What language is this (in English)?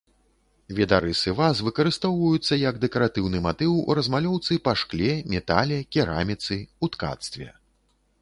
Belarusian